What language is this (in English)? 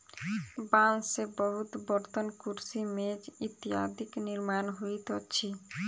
Maithili